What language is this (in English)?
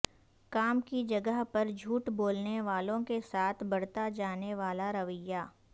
Urdu